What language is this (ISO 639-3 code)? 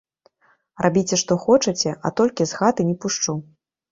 bel